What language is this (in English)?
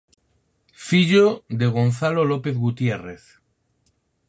Galician